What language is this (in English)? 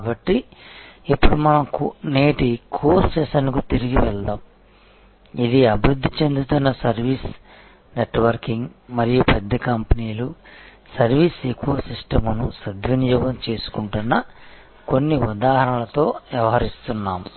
Telugu